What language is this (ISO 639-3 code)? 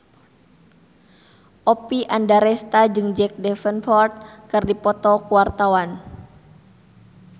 sun